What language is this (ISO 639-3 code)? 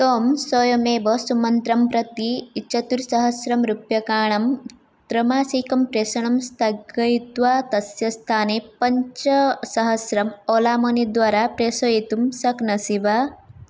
san